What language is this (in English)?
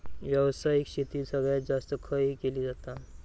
Marathi